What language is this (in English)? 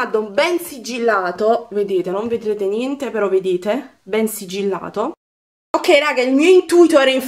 Italian